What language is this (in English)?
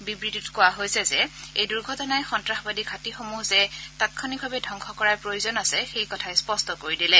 Assamese